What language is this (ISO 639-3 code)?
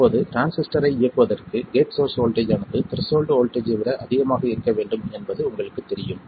tam